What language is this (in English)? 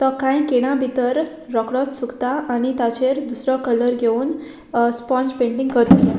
Konkani